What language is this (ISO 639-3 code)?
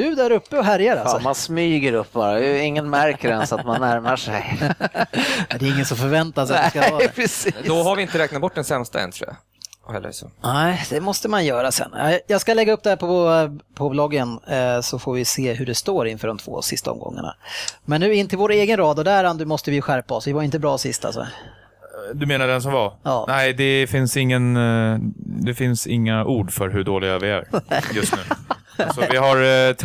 swe